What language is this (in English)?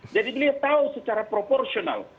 Indonesian